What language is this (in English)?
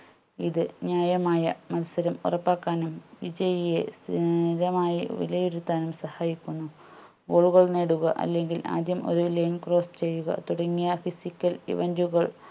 Malayalam